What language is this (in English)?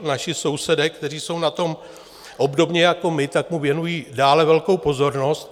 Czech